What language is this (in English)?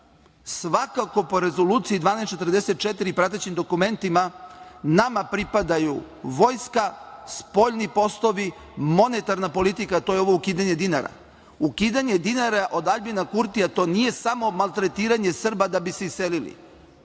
Serbian